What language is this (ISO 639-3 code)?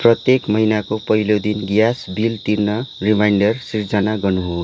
nep